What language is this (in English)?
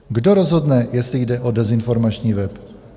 Czech